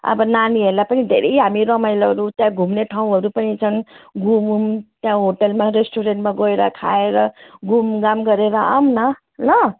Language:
Nepali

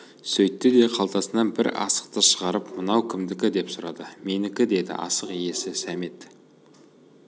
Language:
Kazakh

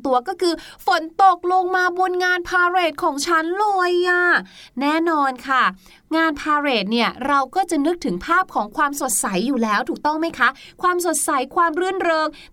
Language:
Thai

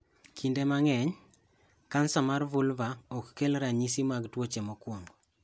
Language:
Luo (Kenya and Tanzania)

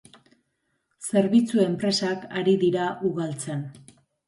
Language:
Basque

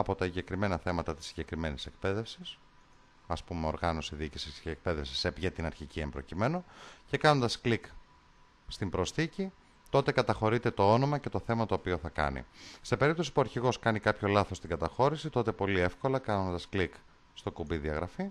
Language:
Greek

